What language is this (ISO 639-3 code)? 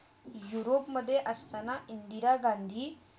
mar